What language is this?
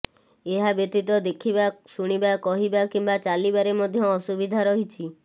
Odia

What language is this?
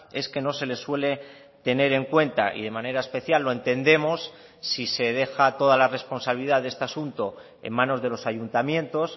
Spanish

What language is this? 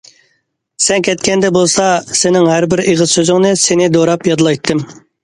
Uyghur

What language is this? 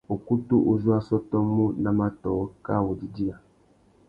Tuki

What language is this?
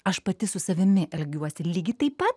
Lithuanian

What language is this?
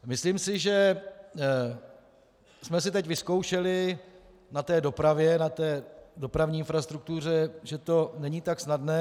Czech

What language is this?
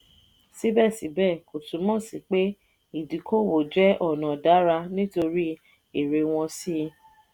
Yoruba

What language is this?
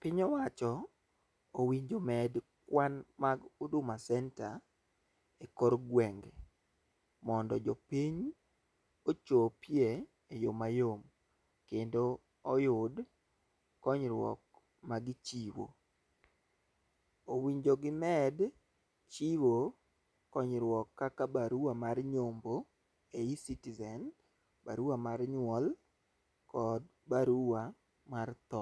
Luo (Kenya and Tanzania)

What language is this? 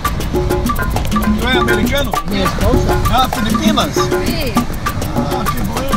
English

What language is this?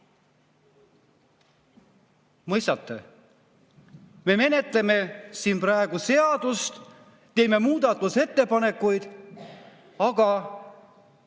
Estonian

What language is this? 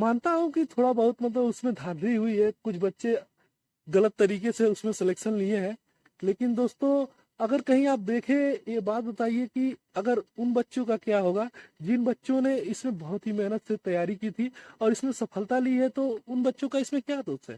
Hindi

